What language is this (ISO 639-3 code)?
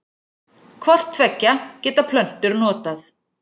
isl